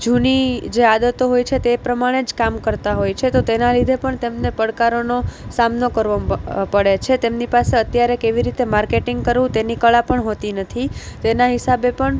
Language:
Gujarati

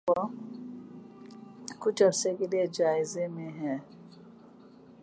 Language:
Urdu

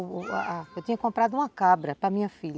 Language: Portuguese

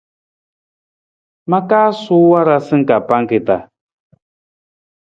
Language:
Nawdm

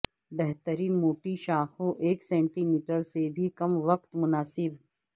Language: Urdu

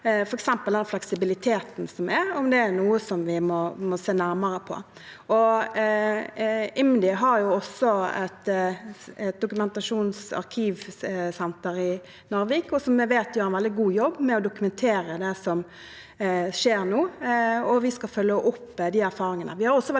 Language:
Norwegian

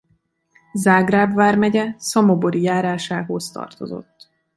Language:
Hungarian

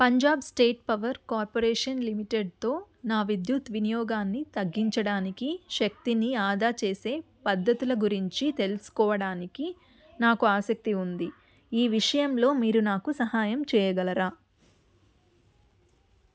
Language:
Telugu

